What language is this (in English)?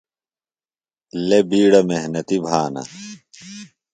Phalura